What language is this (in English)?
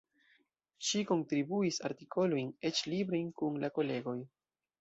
Esperanto